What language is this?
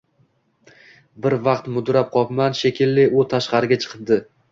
Uzbek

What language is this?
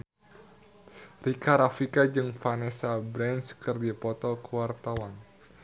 Sundanese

